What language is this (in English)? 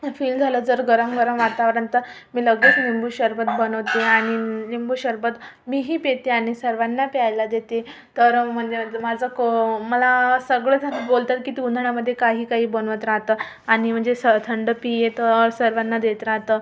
Marathi